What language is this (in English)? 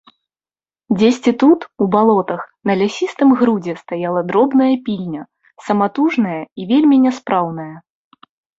Belarusian